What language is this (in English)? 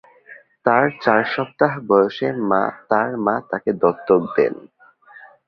Bangla